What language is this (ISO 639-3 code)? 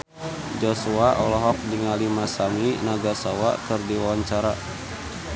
sun